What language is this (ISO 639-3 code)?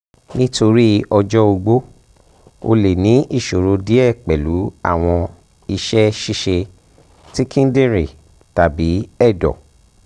yor